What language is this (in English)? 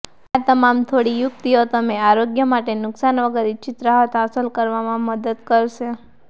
Gujarati